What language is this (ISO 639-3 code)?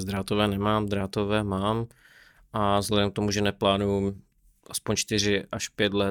ces